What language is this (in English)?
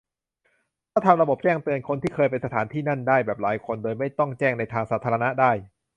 Thai